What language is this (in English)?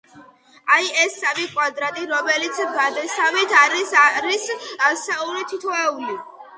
Georgian